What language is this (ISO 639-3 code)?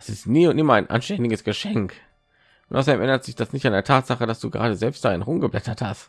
deu